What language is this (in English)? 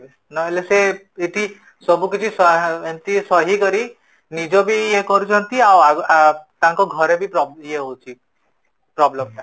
Odia